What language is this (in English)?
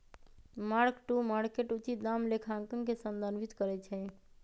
Magahi